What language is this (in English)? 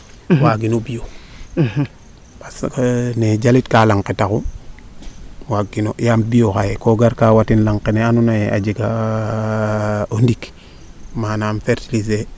Serer